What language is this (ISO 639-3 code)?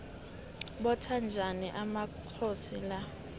nbl